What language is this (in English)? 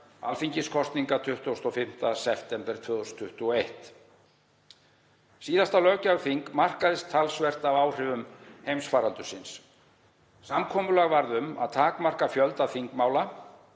Icelandic